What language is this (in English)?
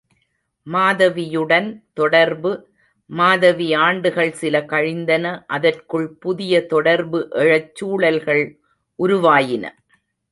Tamil